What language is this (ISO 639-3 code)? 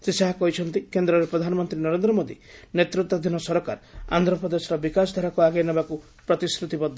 ori